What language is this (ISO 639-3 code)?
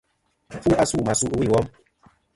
bkm